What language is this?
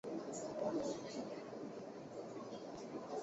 Chinese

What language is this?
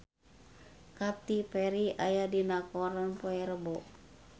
Sundanese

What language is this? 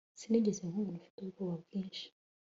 Kinyarwanda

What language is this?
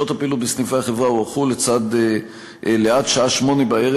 Hebrew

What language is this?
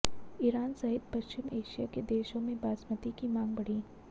Hindi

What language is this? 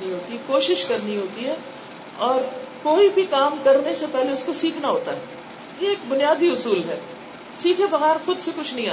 Urdu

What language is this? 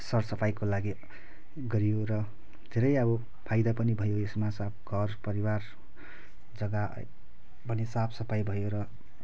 Nepali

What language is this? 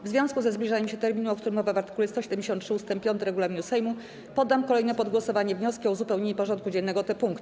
Polish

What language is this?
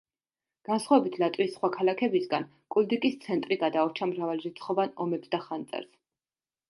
Georgian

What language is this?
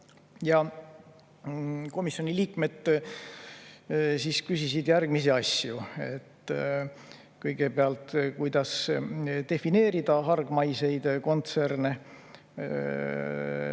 Estonian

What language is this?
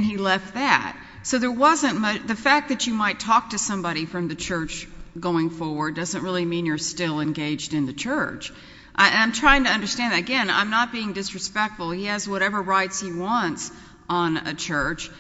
English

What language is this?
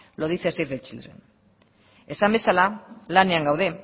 Basque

